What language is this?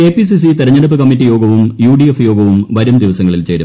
Malayalam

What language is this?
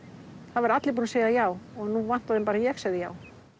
Icelandic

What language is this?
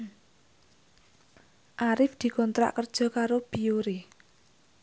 Javanese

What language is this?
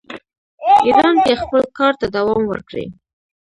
Pashto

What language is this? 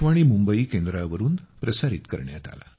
Marathi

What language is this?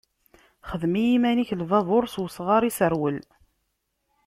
Kabyle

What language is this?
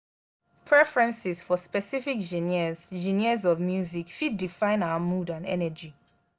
Nigerian Pidgin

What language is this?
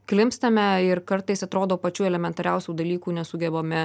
Lithuanian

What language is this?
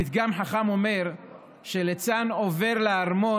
Hebrew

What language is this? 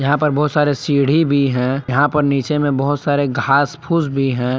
Hindi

